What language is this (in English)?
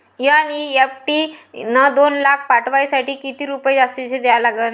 Marathi